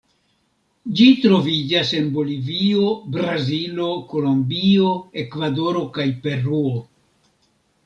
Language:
Esperanto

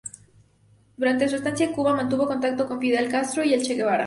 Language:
Spanish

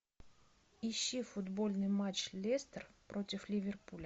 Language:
Russian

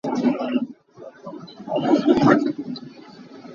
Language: Hakha Chin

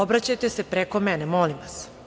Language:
Serbian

